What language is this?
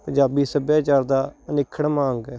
Punjabi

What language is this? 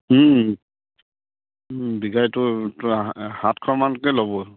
Assamese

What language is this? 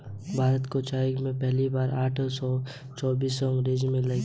Hindi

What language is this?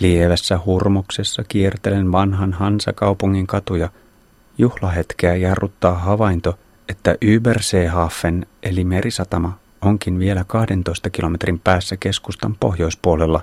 Finnish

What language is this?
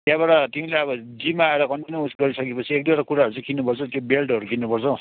Nepali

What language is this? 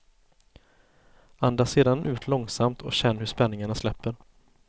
Swedish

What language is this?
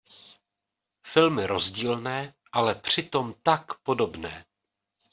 Czech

